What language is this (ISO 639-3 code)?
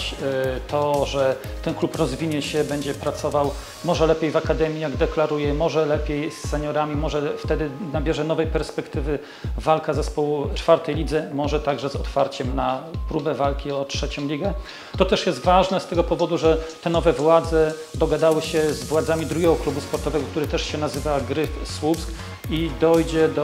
pol